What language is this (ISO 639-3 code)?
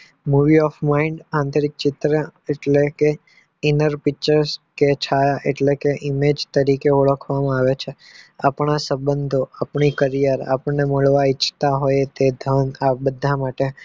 guj